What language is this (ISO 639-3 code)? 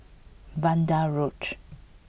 eng